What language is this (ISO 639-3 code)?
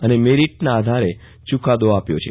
guj